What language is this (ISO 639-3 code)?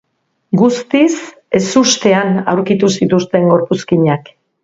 eus